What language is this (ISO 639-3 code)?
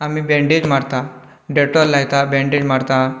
kok